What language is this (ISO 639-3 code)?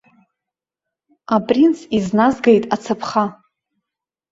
abk